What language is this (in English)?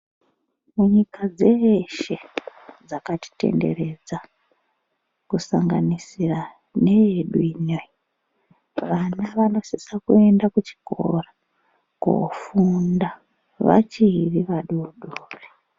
Ndau